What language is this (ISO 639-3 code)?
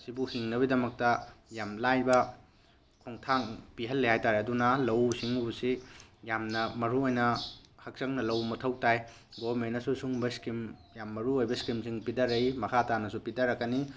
mni